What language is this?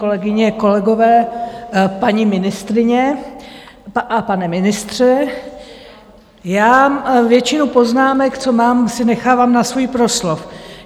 Czech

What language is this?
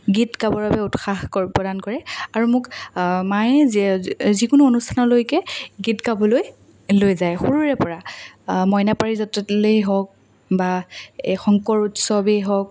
Assamese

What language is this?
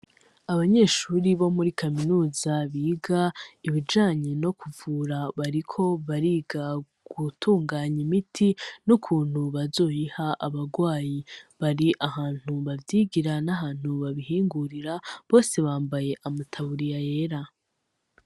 Rundi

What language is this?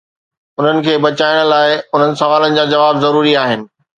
Sindhi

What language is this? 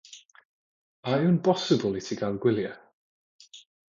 Welsh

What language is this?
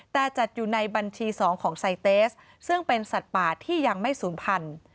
Thai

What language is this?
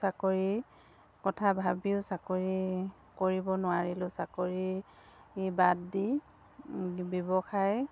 Assamese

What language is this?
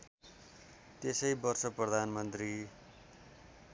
Nepali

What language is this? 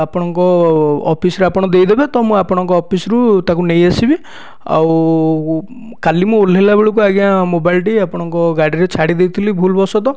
Odia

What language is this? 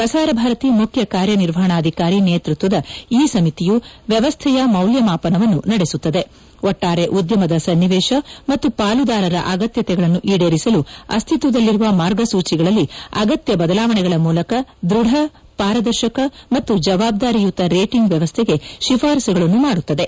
Kannada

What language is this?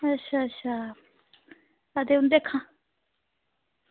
Dogri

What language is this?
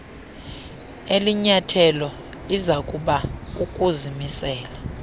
Xhosa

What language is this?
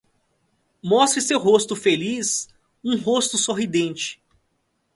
Portuguese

